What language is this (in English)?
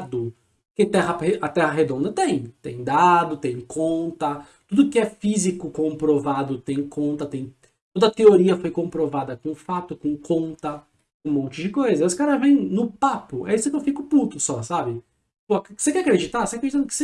Portuguese